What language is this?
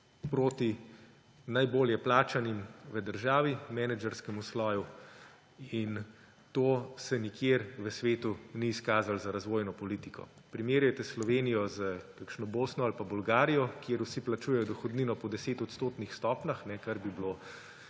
Slovenian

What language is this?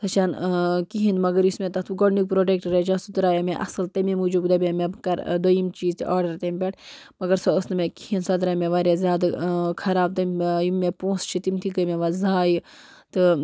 Kashmiri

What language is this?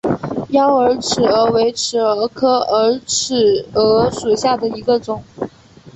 Chinese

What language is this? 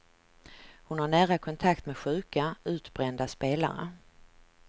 Swedish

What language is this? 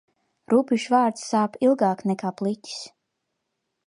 Latvian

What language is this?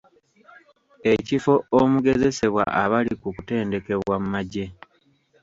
Ganda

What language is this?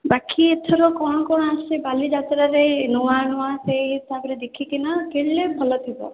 Odia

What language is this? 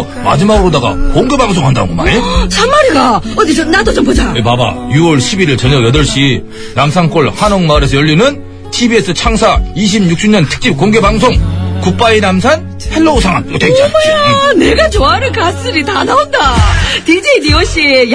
Korean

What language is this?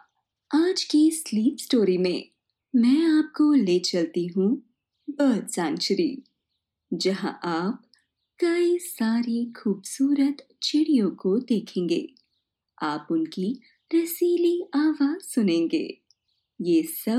Hindi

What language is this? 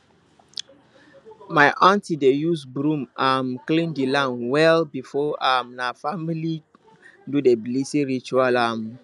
Nigerian Pidgin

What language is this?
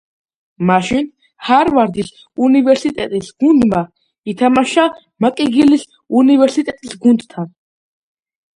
Georgian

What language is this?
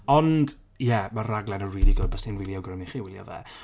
Welsh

